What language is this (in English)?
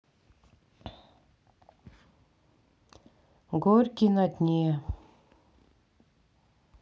Russian